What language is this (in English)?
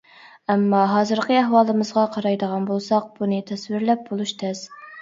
Uyghur